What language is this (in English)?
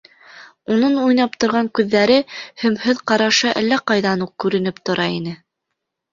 Bashkir